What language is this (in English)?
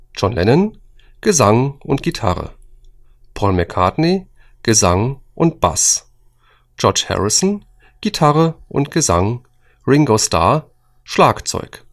German